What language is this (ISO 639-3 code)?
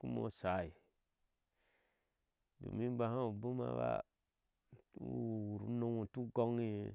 ahs